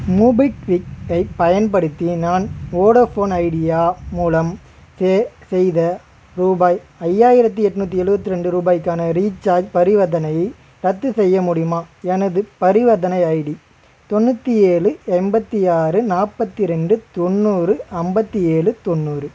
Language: Tamil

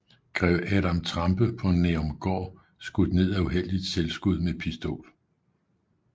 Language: Danish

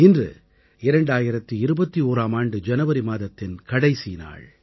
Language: Tamil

